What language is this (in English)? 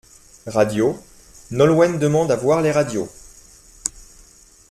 French